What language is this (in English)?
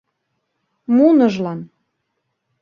Mari